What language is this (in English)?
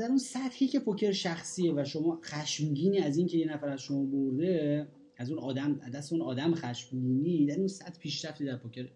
Persian